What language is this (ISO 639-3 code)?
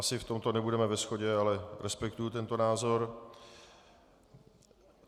ces